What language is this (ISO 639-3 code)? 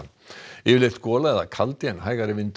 isl